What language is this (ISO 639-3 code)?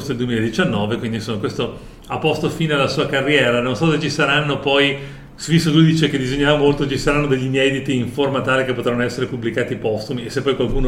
ita